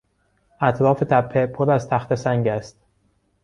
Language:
Persian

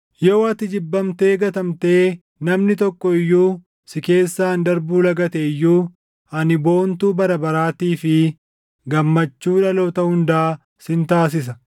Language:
Oromo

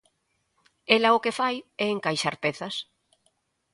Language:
Galician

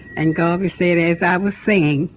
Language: English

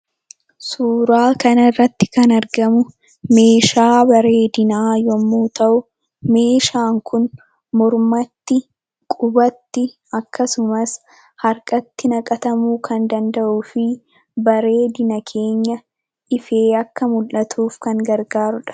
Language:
Oromo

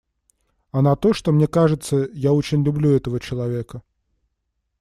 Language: Russian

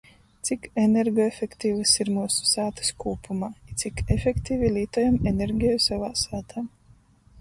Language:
Latgalian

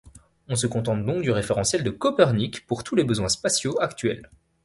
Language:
French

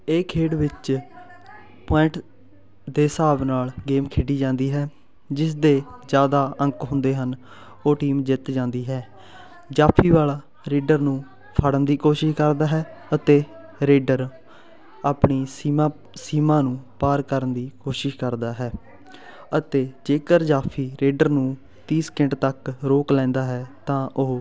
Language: Punjabi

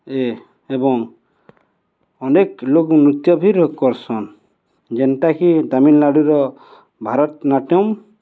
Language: Odia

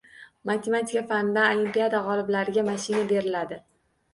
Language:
Uzbek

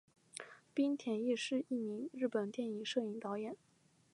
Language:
Chinese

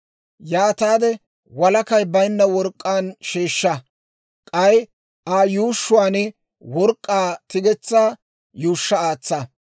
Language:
Dawro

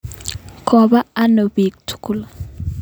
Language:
Kalenjin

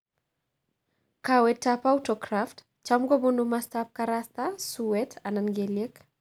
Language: Kalenjin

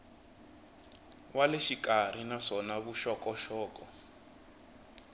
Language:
Tsonga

